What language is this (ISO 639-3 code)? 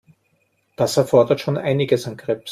deu